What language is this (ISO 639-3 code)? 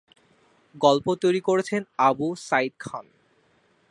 ben